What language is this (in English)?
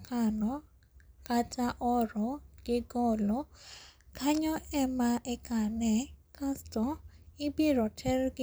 Luo (Kenya and Tanzania)